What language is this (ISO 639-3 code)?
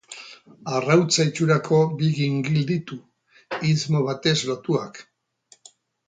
eus